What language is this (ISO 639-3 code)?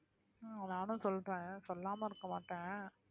tam